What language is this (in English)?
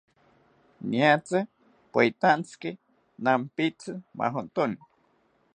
South Ucayali Ashéninka